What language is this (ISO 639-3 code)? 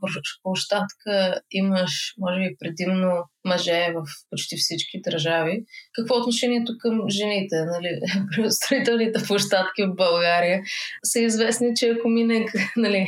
bul